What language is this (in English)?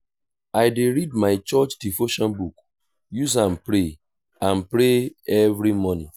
Nigerian Pidgin